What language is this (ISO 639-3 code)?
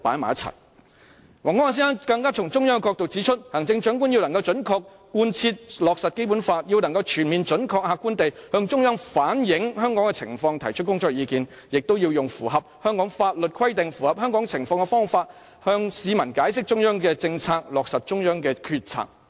yue